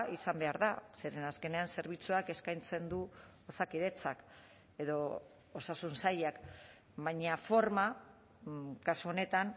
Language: Basque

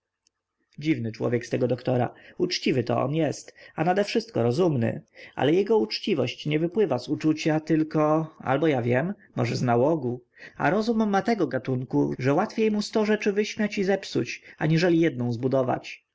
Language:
Polish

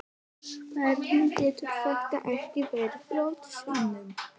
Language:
Icelandic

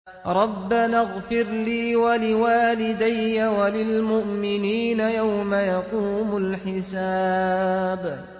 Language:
Arabic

